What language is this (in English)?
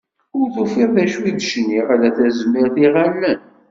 Kabyle